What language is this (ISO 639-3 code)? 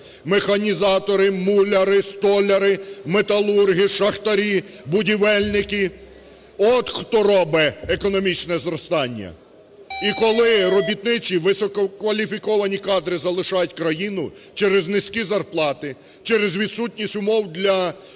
ukr